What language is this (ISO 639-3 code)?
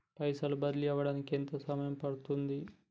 tel